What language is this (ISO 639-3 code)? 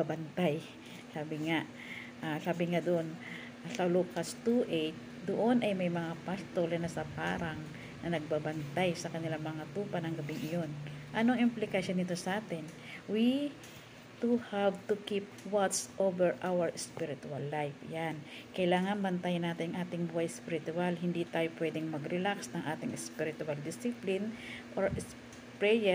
fil